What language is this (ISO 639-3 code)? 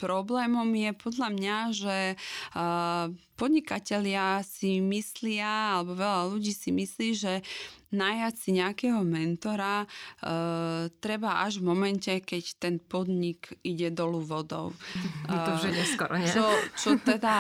slk